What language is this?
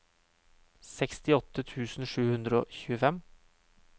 Norwegian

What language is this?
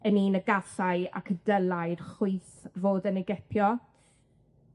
Welsh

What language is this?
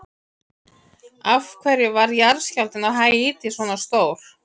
Icelandic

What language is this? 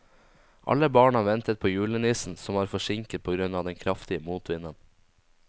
Norwegian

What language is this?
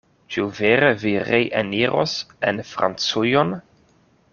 Esperanto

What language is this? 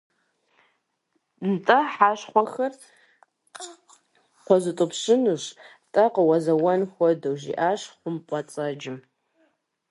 Kabardian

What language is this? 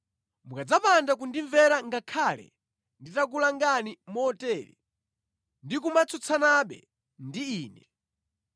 Nyanja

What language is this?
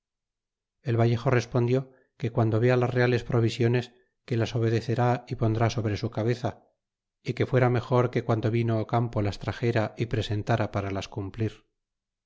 Spanish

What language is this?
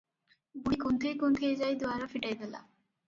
Odia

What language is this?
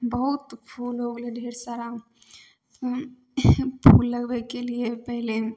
Maithili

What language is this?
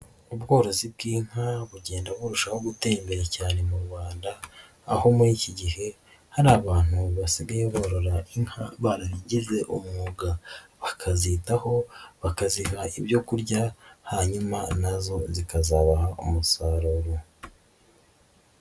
Kinyarwanda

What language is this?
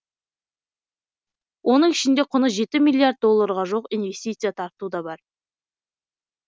Kazakh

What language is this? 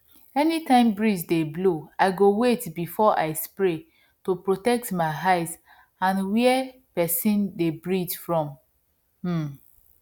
Nigerian Pidgin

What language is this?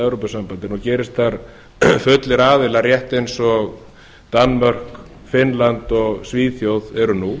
Icelandic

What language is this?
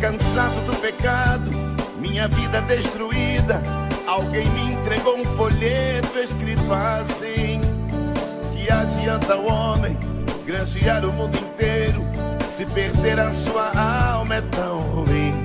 Portuguese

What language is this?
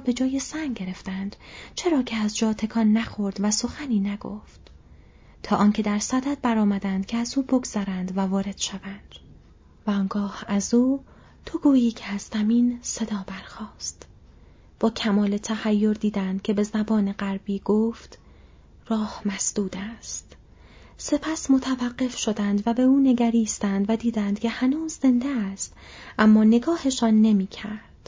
Persian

